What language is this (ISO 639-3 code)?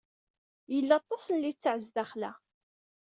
kab